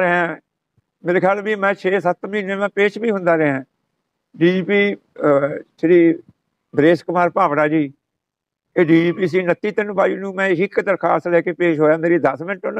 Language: Punjabi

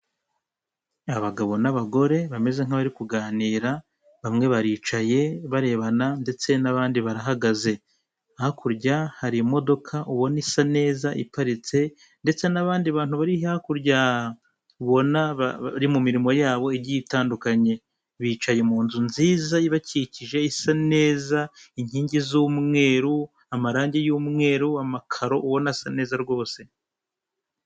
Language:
Kinyarwanda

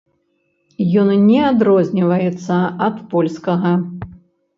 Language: Belarusian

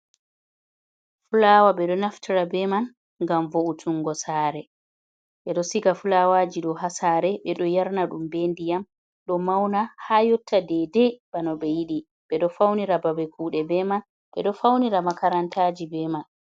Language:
Fula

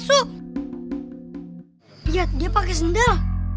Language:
Indonesian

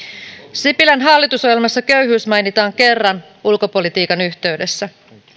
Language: Finnish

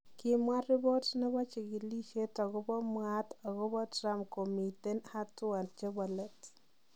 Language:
Kalenjin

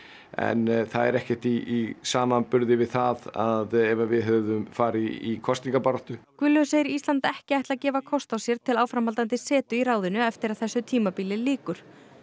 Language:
Icelandic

